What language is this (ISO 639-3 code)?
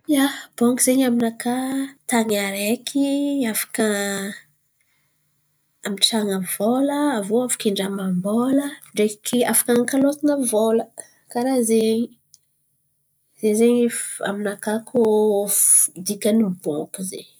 xmv